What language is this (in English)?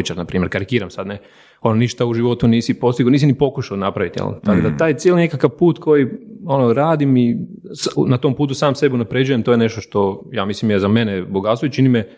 Croatian